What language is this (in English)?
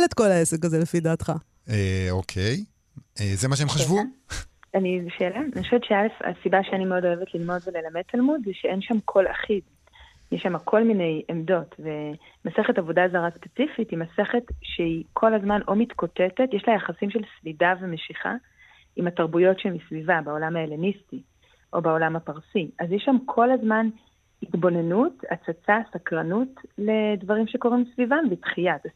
Hebrew